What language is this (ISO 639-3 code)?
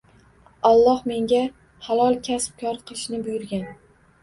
uzb